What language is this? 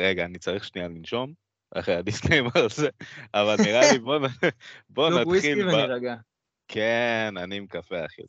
Hebrew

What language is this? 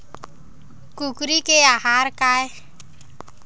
Chhattisgarhi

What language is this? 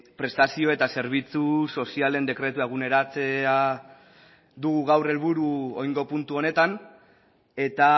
Basque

